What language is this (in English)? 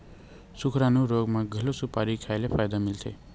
Chhattisgarhi